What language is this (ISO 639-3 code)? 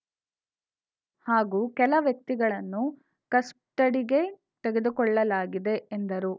kan